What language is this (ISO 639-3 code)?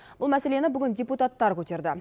kaz